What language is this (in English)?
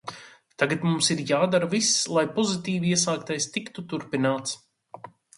Latvian